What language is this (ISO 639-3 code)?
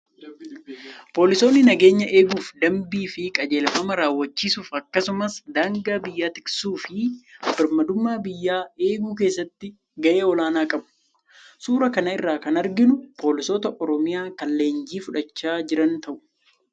orm